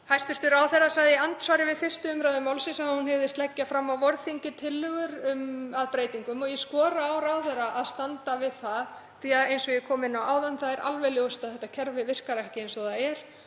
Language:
Icelandic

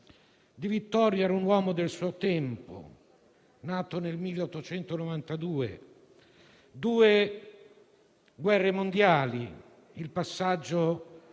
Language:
Italian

